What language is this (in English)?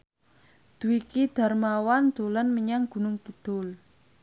Javanese